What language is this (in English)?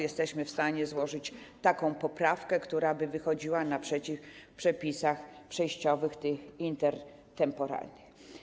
Polish